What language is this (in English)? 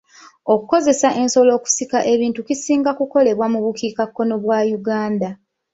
Ganda